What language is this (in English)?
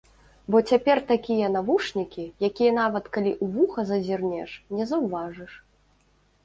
Belarusian